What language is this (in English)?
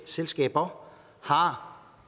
Danish